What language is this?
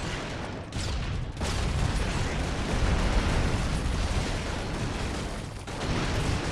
German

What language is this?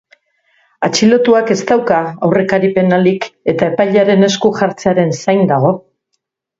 Basque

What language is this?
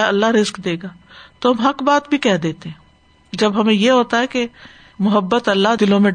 Urdu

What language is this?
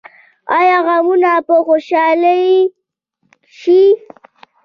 Pashto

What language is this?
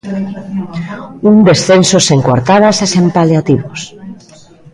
Galician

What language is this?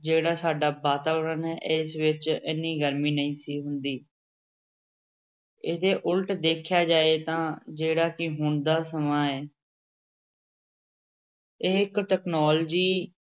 Punjabi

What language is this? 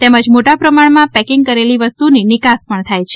Gujarati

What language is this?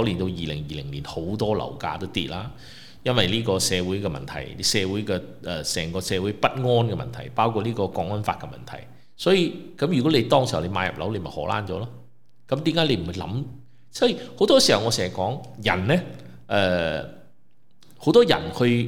Chinese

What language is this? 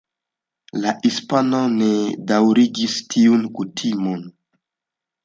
Esperanto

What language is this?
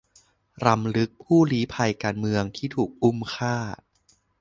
Thai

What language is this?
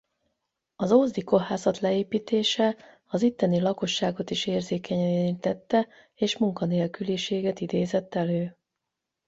Hungarian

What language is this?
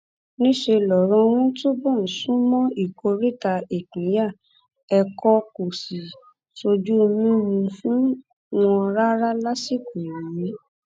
Yoruba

